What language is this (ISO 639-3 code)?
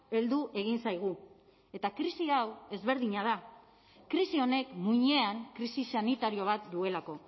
eus